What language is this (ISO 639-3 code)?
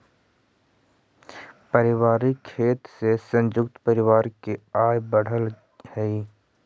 mag